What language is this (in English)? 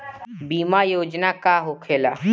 Bhojpuri